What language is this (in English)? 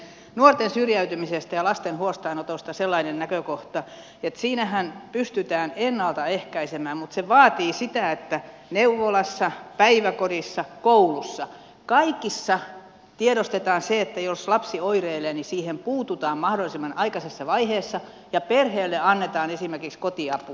Finnish